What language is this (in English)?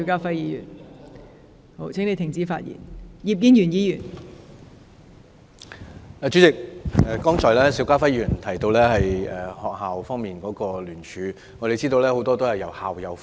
Cantonese